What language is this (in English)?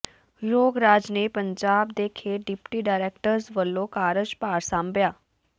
Punjabi